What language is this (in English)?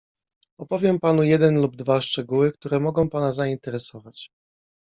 Polish